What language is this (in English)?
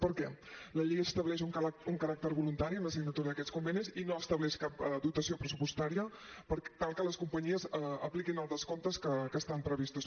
Catalan